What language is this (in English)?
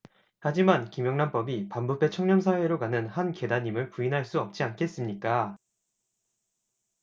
Korean